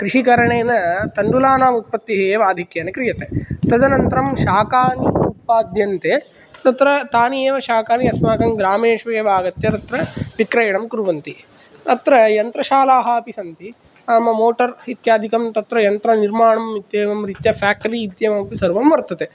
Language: Sanskrit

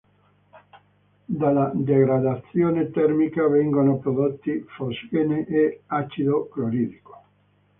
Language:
Italian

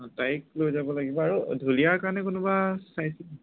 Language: Assamese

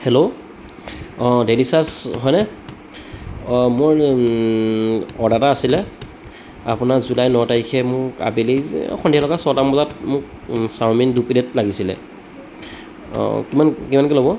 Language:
Assamese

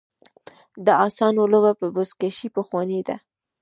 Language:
Pashto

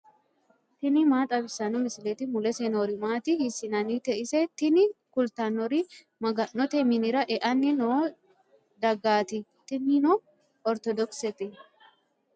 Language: Sidamo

